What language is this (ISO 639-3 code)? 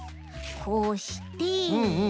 jpn